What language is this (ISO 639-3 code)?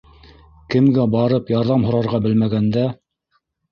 bak